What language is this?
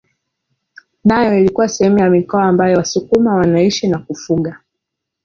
Swahili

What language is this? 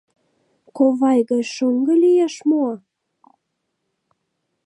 Mari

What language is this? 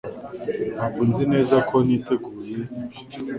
Kinyarwanda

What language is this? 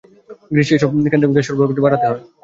Bangla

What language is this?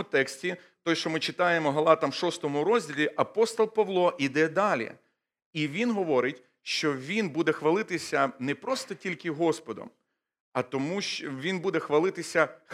Ukrainian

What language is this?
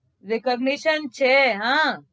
Gujarati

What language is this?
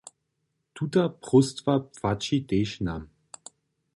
Upper Sorbian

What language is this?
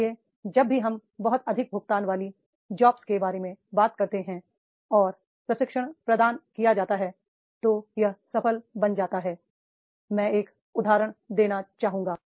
Hindi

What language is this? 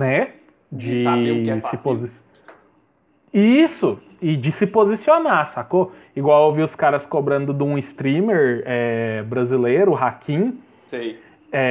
Portuguese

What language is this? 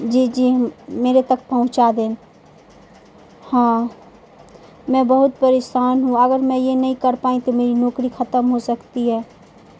Urdu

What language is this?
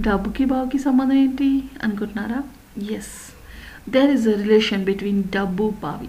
Telugu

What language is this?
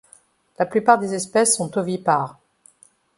French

